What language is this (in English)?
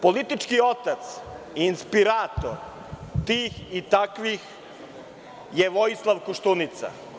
Serbian